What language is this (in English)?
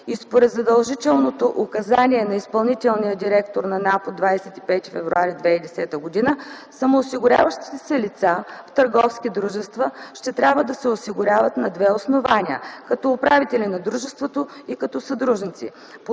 Bulgarian